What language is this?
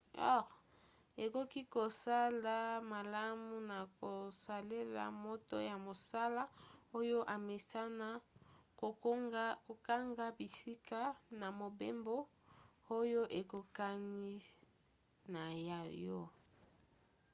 Lingala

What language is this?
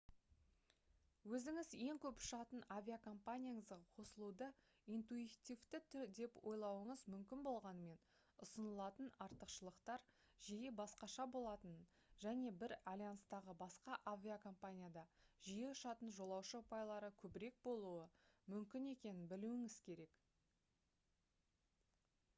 Kazakh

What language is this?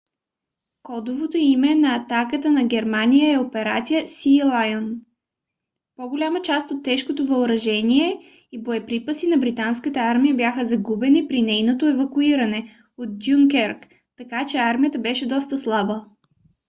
Bulgarian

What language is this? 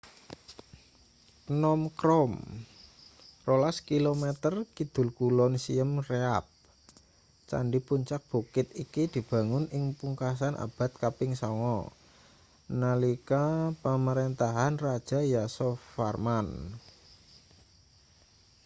Javanese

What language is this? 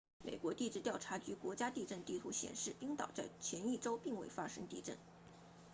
Chinese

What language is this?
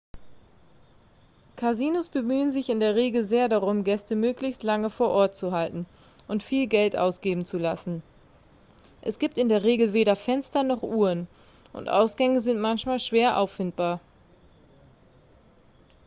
German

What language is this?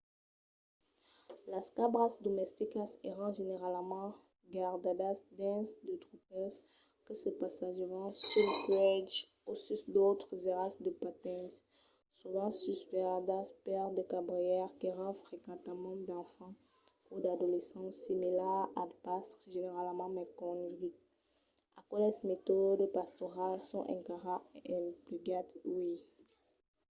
Occitan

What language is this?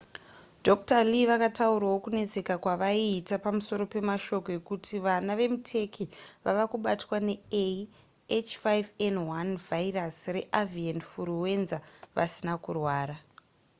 Shona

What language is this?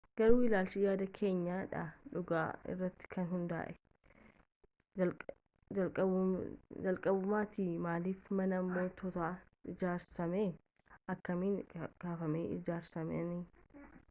Oromo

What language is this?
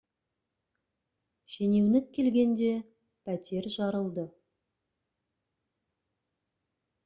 Kazakh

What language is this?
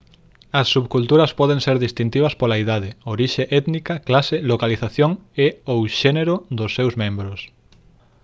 Galician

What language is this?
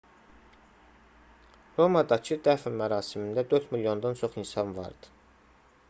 Azerbaijani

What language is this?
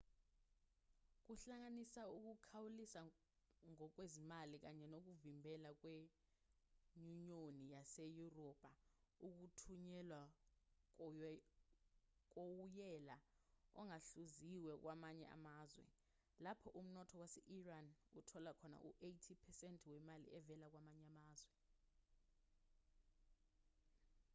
Zulu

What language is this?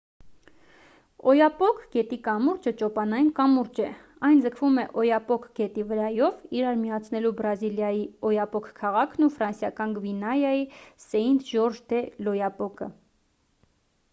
Armenian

